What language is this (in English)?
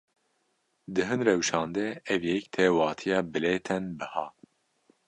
Kurdish